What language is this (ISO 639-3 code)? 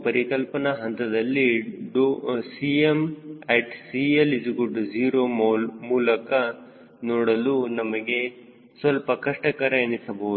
kan